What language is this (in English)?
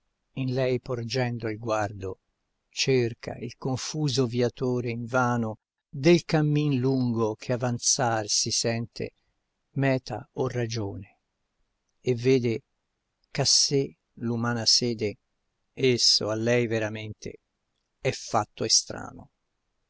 Italian